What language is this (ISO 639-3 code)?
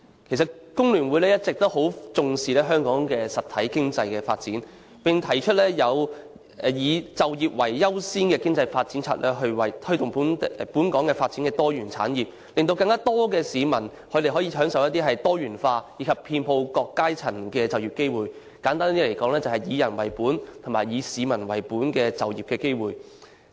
yue